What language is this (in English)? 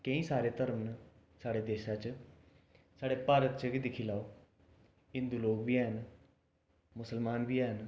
Dogri